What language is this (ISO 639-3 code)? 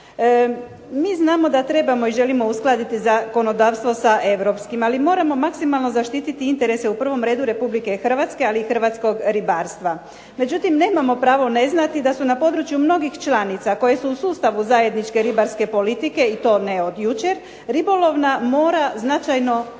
hrv